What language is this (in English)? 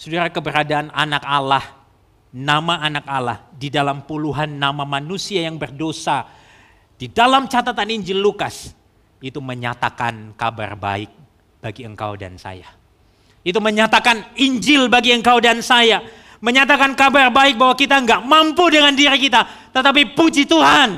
Indonesian